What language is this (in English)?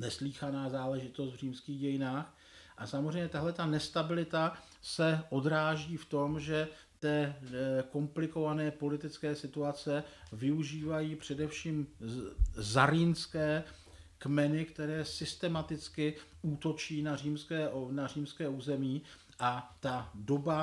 Czech